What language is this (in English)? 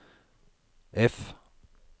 Norwegian